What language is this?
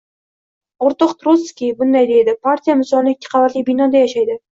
Uzbek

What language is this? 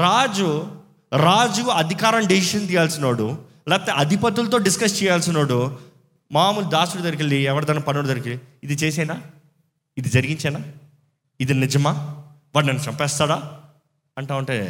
Telugu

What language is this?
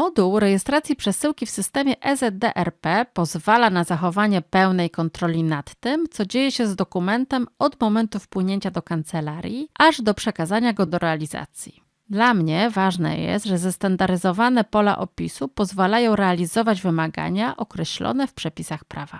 Polish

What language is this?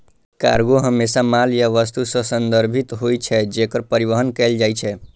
Maithili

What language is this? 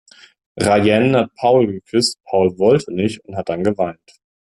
German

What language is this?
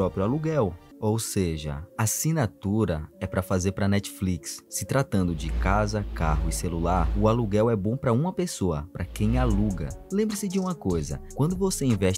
Portuguese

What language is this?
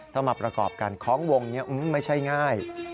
Thai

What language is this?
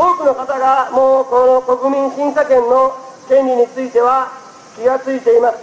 Japanese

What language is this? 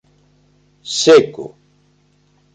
Galician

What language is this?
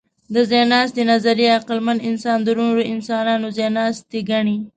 Pashto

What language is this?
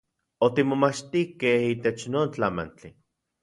Central Puebla Nahuatl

